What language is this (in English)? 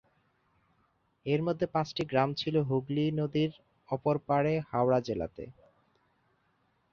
Bangla